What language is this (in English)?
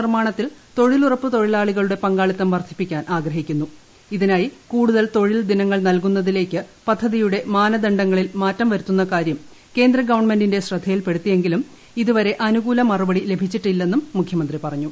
Malayalam